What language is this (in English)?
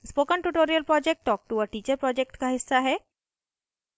Hindi